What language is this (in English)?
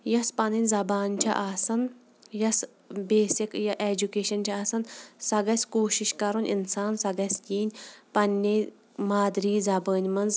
Kashmiri